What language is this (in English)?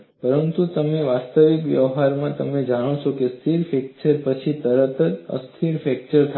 Gujarati